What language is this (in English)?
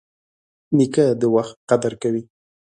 Pashto